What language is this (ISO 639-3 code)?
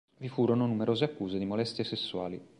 ita